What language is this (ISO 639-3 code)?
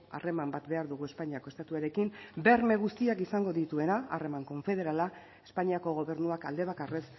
eus